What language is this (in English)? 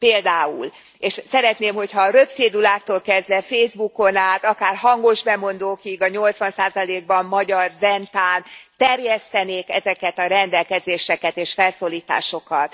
Hungarian